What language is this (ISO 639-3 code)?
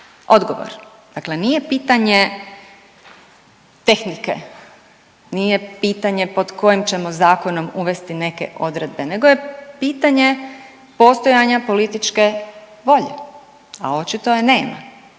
hrv